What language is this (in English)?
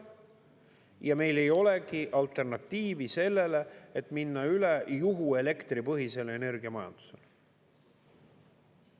Estonian